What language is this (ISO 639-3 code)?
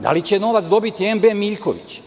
srp